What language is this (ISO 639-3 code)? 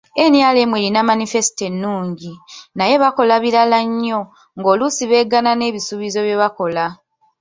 lug